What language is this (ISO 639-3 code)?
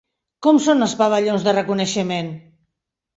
cat